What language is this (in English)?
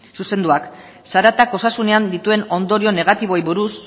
Basque